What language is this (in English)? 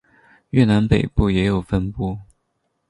Chinese